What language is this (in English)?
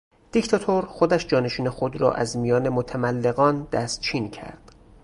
Persian